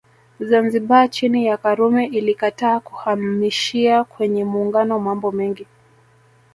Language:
Swahili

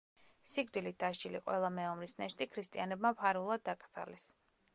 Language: Georgian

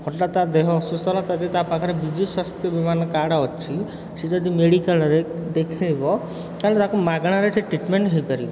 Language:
Odia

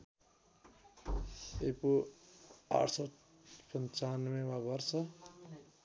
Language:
Nepali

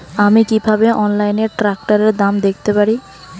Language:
Bangla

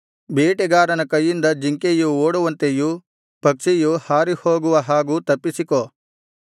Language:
Kannada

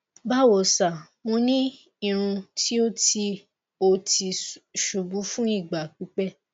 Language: Yoruba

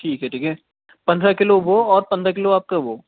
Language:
Urdu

